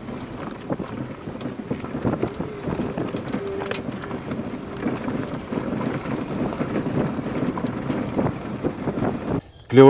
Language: Russian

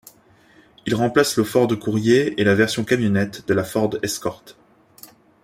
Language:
French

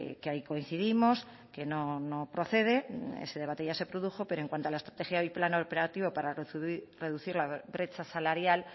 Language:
Spanish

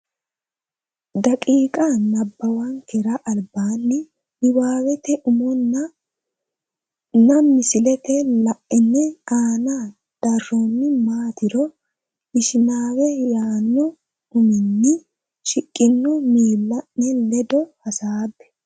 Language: Sidamo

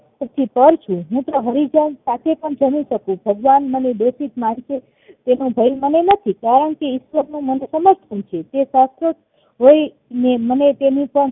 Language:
Gujarati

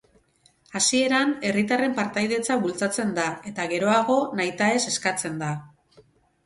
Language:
Basque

